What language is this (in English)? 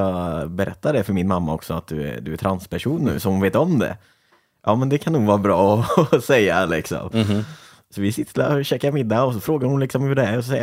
Swedish